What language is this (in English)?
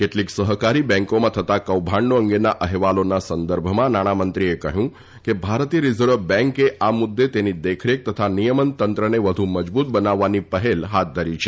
Gujarati